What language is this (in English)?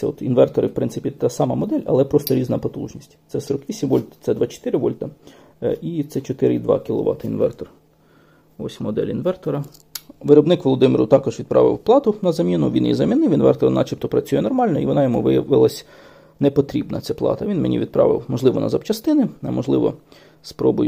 Ukrainian